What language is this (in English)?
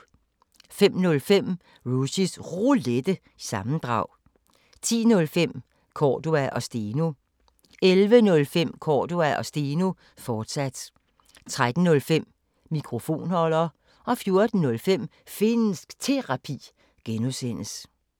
Danish